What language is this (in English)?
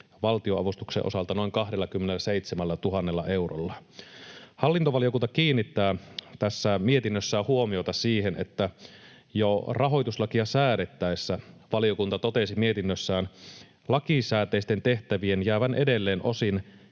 Finnish